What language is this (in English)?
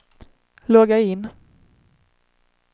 Swedish